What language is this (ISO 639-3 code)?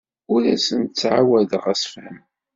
kab